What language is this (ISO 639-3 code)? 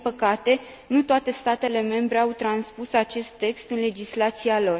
ron